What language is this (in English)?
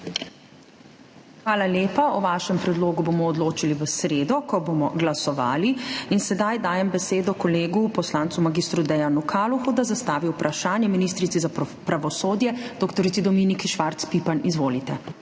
Slovenian